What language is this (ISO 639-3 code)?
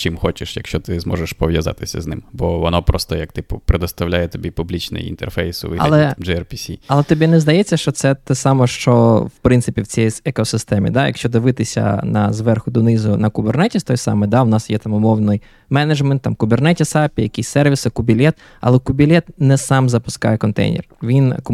ukr